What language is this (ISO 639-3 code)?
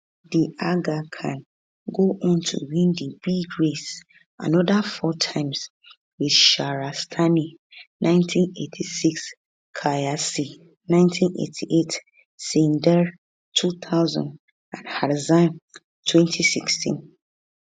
pcm